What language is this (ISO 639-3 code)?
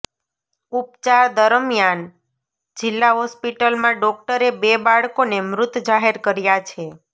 guj